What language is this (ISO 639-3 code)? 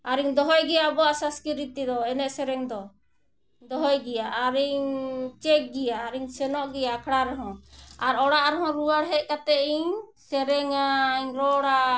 sat